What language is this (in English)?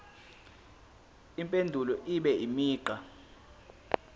Zulu